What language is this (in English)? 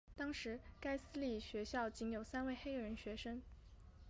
Chinese